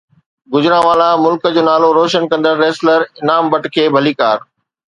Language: Sindhi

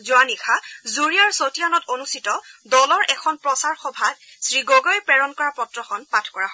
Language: Assamese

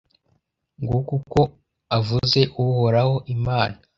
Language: Kinyarwanda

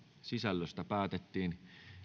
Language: Finnish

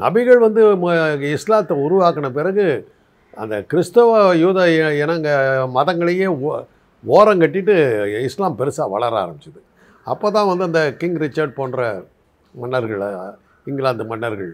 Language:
Tamil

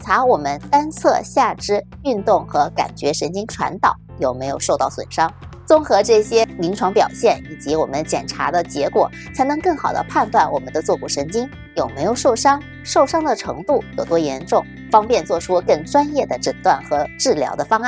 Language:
Chinese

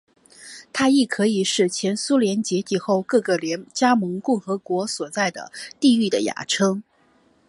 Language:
Chinese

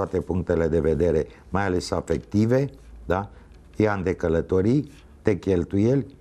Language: Romanian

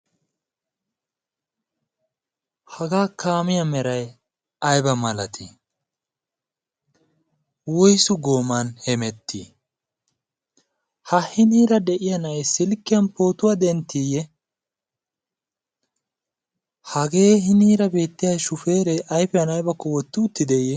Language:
Wolaytta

